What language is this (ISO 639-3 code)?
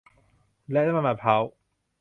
tha